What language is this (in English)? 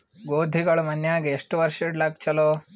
Kannada